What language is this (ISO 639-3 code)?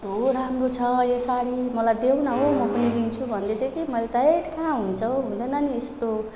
nep